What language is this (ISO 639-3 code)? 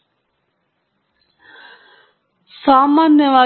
kan